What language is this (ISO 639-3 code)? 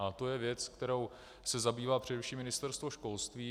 ces